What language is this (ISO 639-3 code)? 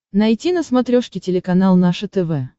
rus